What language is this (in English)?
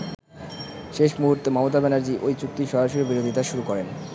Bangla